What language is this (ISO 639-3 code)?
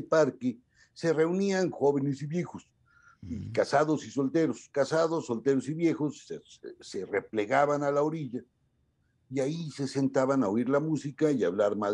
spa